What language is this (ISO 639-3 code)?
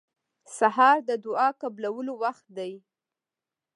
pus